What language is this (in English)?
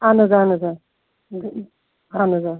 Kashmiri